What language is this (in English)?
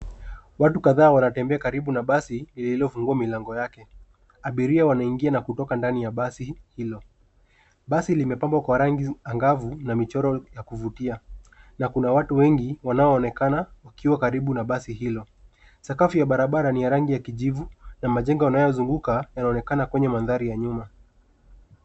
Swahili